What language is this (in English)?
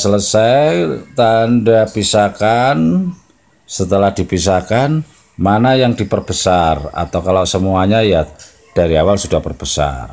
Indonesian